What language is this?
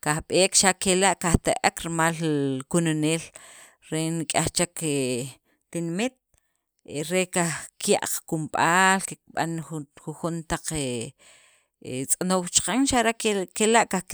Sacapulteco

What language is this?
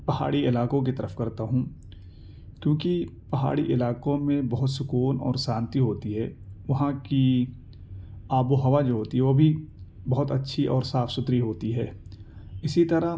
Urdu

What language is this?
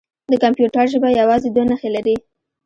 Pashto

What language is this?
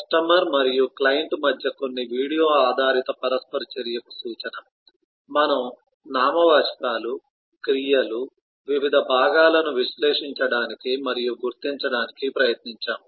Telugu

